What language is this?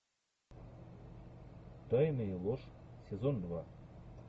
Russian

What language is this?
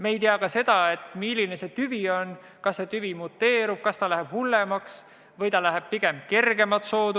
Estonian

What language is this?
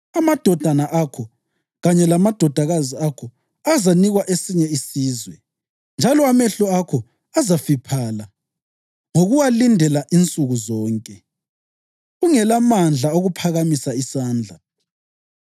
North Ndebele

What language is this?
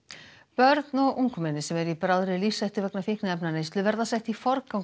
Icelandic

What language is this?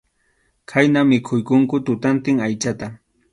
Arequipa-La Unión Quechua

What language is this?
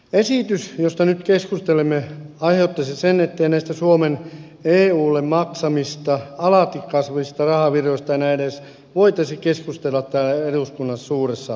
Finnish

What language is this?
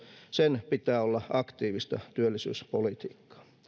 Finnish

